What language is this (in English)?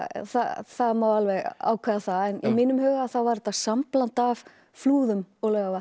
Icelandic